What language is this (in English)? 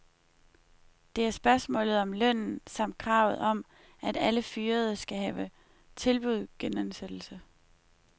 Danish